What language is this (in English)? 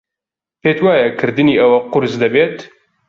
Central Kurdish